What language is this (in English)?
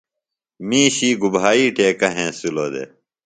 Phalura